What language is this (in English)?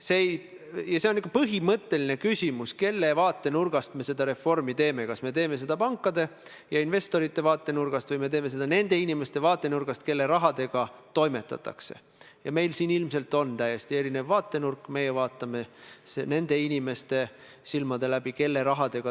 Estonian